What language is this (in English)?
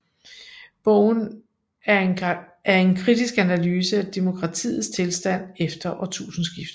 Danish